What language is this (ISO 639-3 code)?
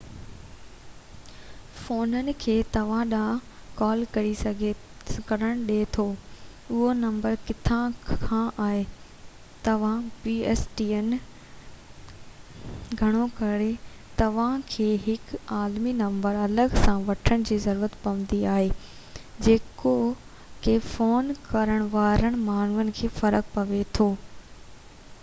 snd